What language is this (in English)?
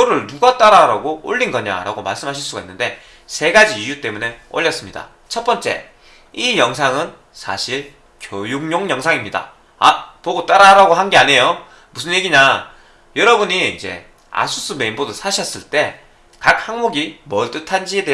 Korean